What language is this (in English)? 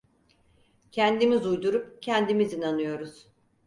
Turkish